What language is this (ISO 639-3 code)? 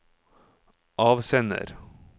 nor